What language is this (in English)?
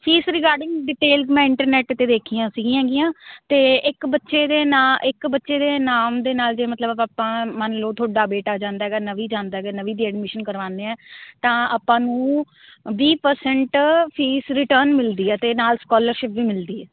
Punjabi